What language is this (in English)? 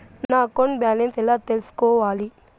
Telugu